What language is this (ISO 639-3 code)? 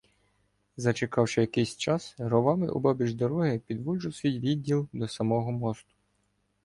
ukr